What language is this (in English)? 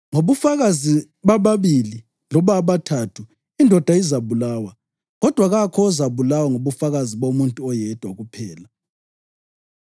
North Ndebele